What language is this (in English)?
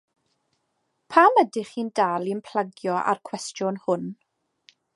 Welsh